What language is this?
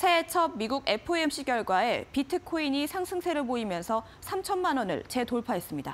Korean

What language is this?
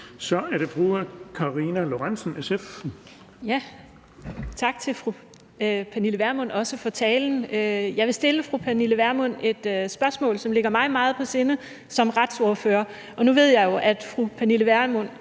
Danish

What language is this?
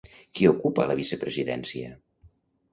Catalan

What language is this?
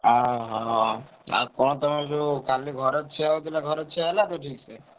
Odia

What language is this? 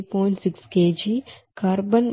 Telugu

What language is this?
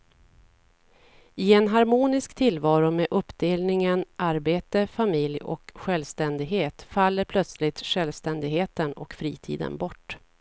Swedish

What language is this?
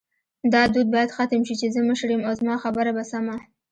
Pashto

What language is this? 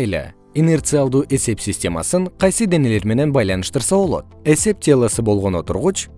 Kyrgyz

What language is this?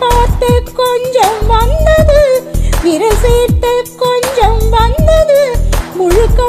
Tamil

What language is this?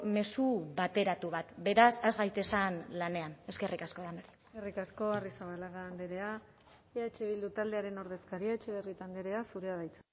Basque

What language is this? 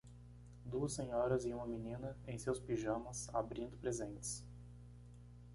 Portuguese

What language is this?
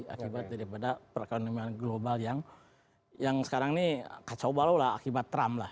Indonesian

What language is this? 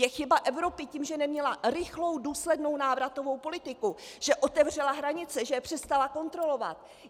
Czech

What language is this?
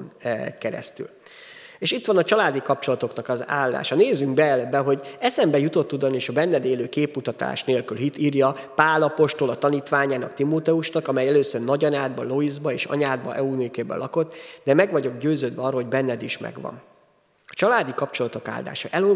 Hungarian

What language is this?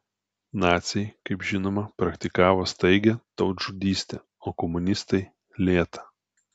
Lithuanian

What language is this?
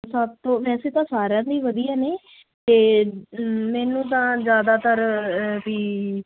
Punjabi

